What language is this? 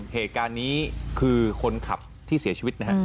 Thai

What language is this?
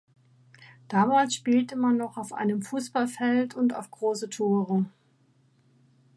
German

